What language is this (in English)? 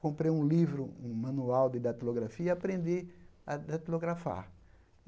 Portuguese